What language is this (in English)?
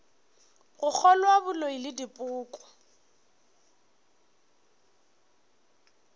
Northern Sotho